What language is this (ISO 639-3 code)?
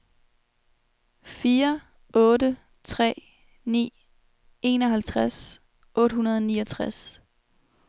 dan